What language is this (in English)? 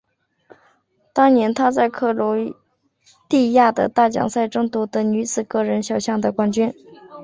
Chinese